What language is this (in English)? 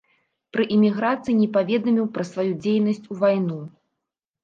Belarusian